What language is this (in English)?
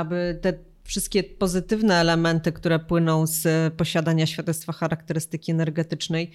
Polish